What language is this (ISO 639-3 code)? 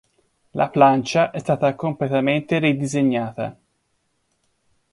ita